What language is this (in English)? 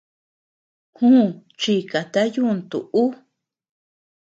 Tepeuxila Cuicatec